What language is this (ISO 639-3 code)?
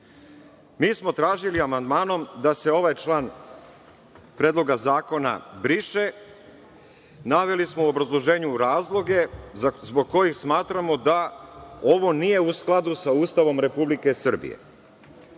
srp